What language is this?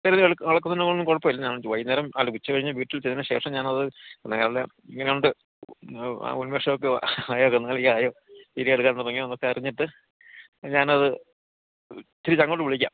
Malayalam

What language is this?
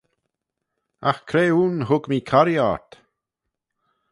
Manx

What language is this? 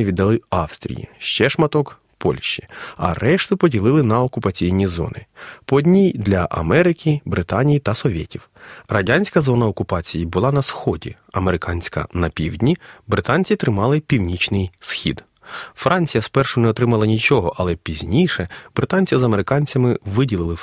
Ukrainian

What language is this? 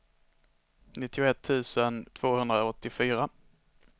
Swedish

